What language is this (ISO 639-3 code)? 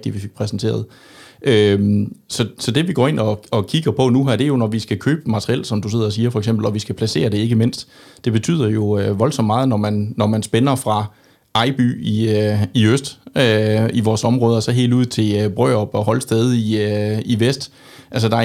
dan